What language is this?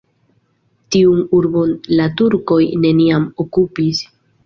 Esperanto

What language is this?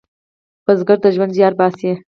Pashto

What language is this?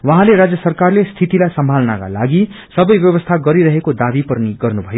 Nepali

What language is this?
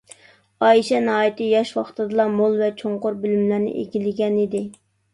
Uyghur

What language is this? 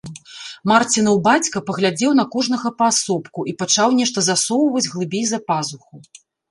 Belarusian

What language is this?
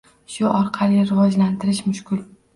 Uzbek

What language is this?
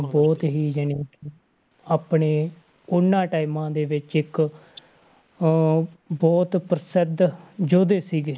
Punjabi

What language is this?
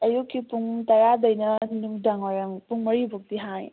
Manipuri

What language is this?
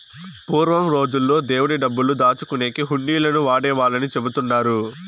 Telugu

